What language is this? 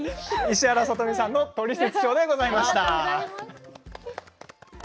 Japanese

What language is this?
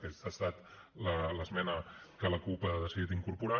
Catalan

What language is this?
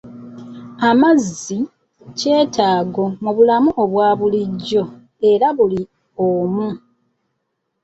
Ganda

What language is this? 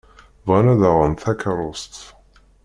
Kabyle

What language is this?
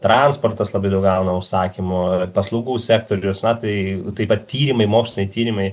Lithuanian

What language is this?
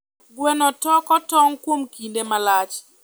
Luo (Kenya and Tanzania)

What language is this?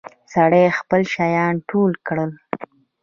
Pashto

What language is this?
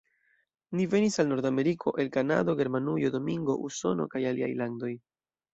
Esperanto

